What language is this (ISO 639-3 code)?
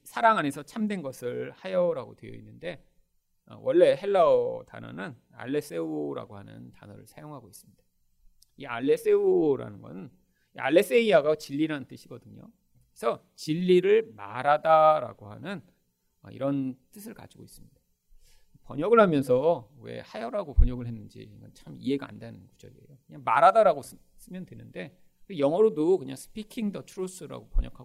kor